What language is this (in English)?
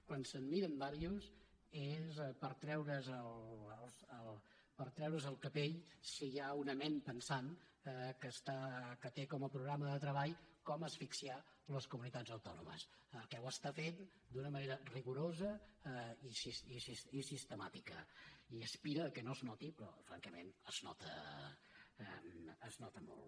Catalan